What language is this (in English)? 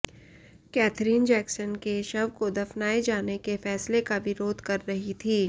Hindi